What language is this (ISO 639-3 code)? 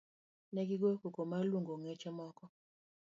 luo